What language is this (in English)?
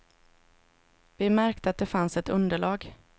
Swedish